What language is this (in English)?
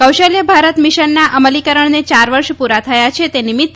Gujarati